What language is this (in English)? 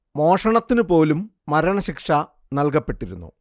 Malayalam